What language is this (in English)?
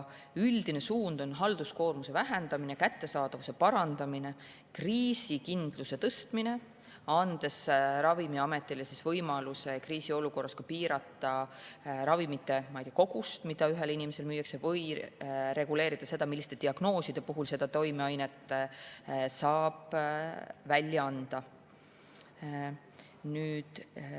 Estonian